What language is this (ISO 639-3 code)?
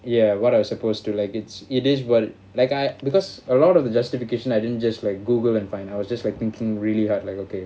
eng